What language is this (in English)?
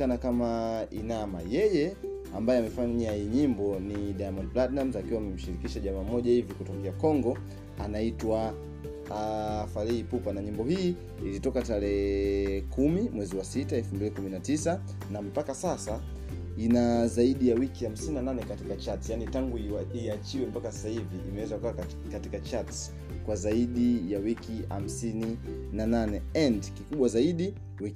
Swahili